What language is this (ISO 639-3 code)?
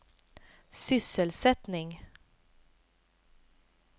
swe